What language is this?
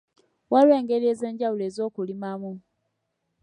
Ganda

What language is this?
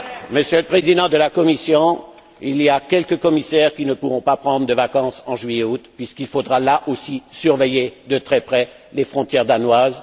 French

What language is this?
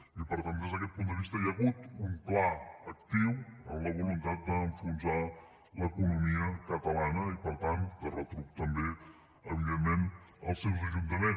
Catalan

